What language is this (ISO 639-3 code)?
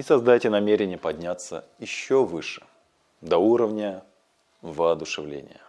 rus